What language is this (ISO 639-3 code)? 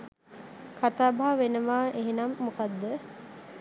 sin